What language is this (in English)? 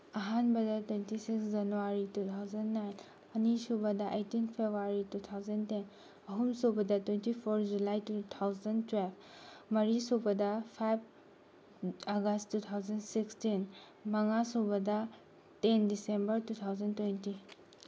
Manipuri